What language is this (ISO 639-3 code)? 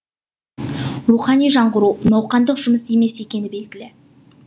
kaz